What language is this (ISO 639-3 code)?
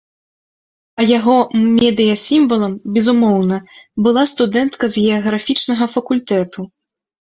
bel